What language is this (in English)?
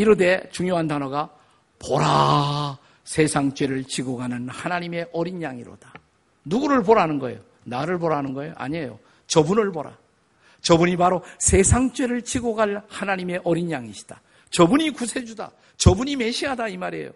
Korean